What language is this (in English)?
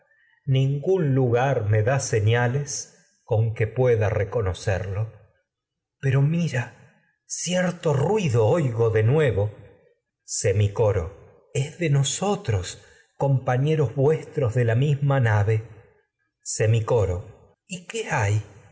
Spanish